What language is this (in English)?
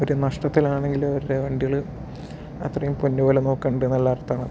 Malayalam